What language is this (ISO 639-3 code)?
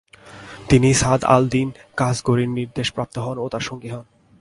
ben